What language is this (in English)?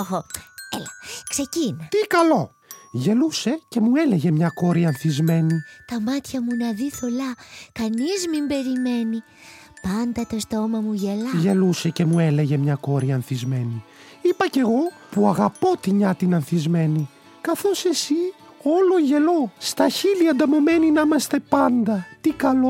Greek